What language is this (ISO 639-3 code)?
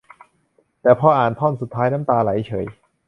tha